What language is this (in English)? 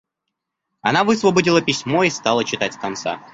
Russian